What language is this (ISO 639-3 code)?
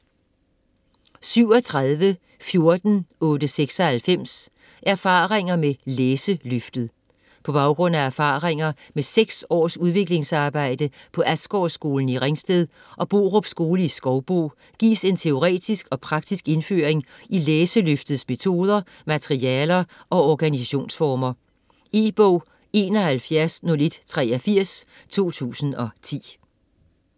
dan